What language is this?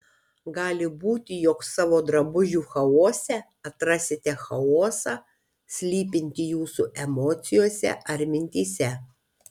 Lithuanian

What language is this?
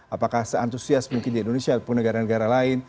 Indonesian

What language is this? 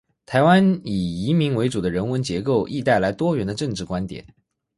Chinese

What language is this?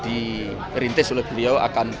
Indonesian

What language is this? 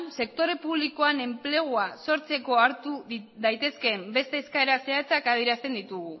Basque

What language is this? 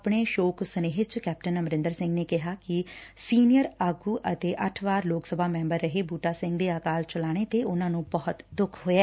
Punjabi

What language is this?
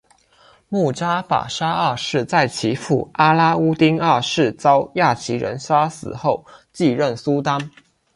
Chinese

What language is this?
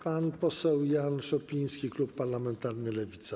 Polish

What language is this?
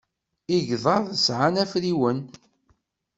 Kabyle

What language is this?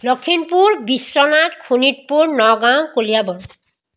Assamese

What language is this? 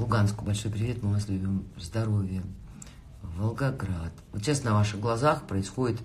Russian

